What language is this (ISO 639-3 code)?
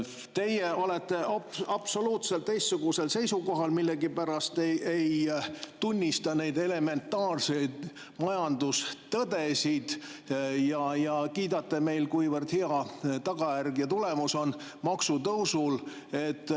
est